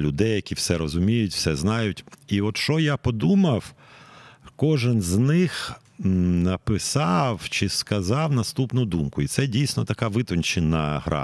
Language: Ukrainian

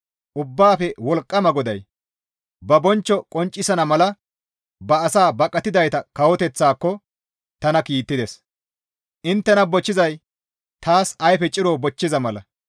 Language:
Gamo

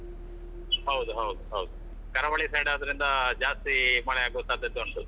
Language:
Kannada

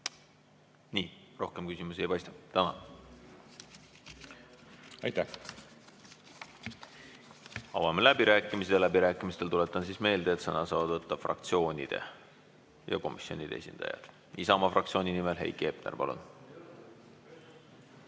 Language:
Estonian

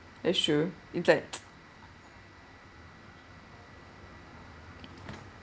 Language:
English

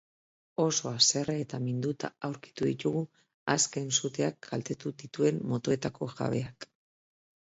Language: Basque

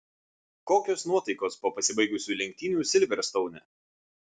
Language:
Lithuanian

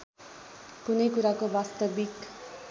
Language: Nepali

